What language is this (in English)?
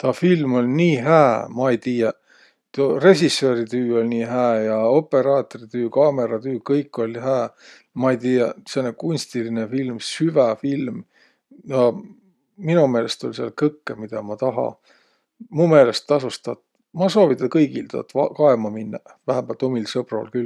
Võro